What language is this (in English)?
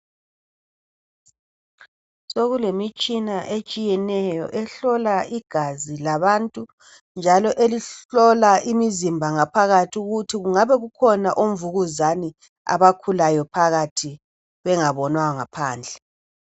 North Ndebele